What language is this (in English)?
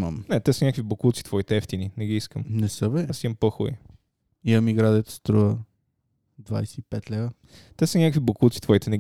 Bulgarian